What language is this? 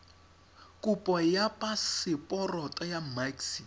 Tswana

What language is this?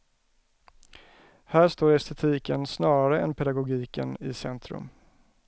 Swedish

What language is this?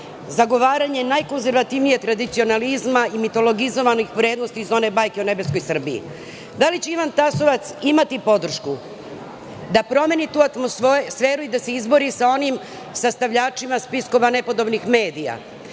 Serbian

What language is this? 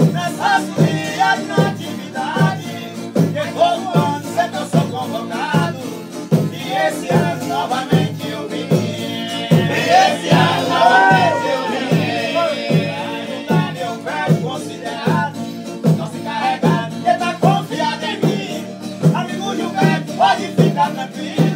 Romanian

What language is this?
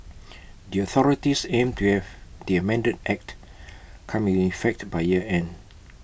English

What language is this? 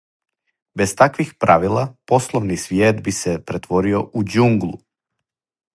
Serbian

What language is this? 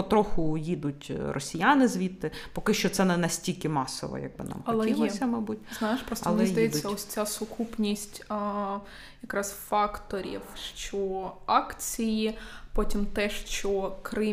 Ukrainian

